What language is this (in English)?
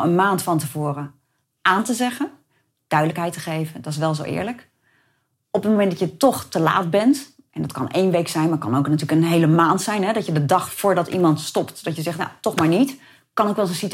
Dutch